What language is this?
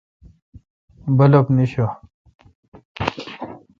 Kalkoti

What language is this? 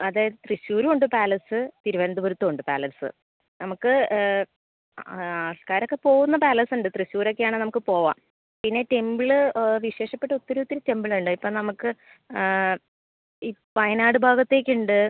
Malayalam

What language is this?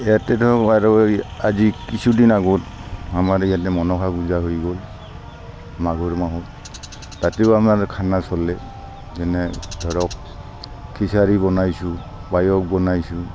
Assamese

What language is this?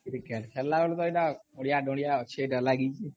Odia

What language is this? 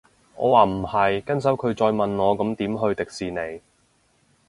Cantonese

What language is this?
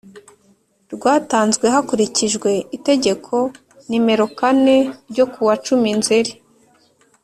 Kinyarwanda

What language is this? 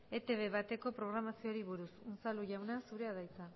Basque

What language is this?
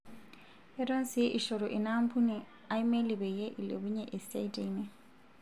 Masai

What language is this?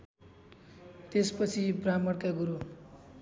Nepali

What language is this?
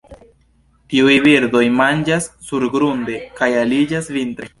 Esperanto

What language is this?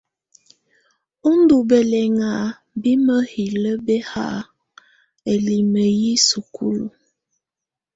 Tunen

